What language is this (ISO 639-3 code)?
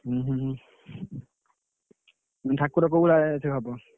ori